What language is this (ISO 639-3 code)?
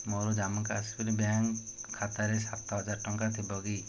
ori